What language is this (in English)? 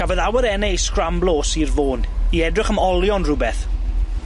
Welsh